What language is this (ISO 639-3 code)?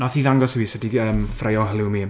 cym